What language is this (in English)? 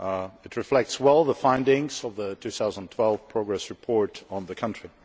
English